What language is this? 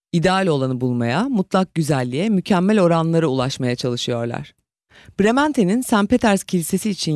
Turkish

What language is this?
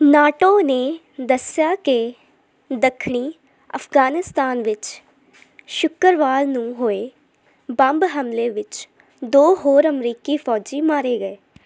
Punjabi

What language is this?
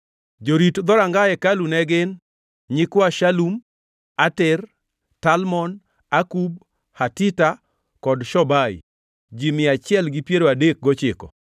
Luo (Kenya and Tanzania)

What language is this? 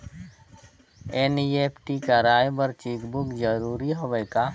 Chhattisgarhi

